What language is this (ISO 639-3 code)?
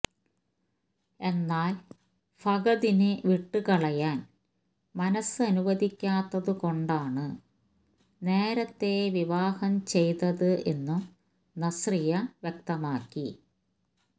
mal